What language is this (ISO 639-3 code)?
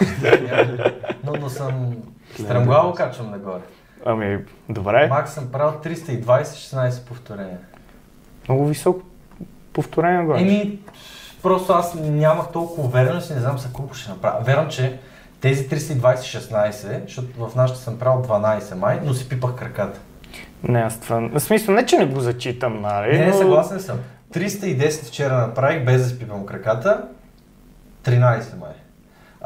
bul